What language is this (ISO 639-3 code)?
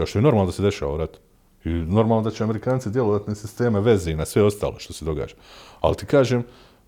hrv